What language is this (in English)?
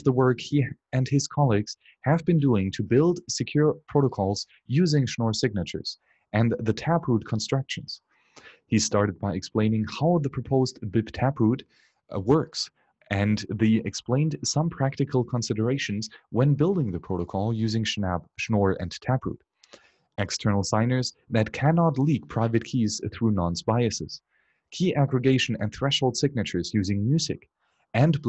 English